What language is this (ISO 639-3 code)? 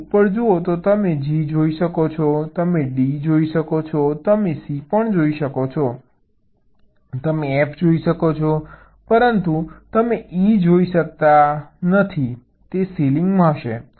guj